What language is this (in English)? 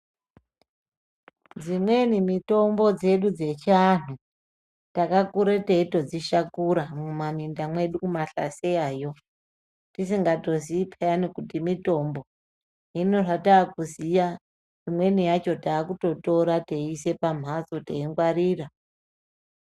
Ndau